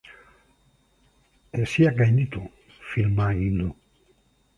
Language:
Basque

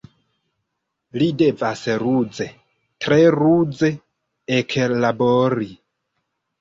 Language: Esperanto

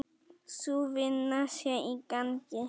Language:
Icelandic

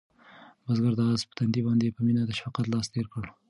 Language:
Pashto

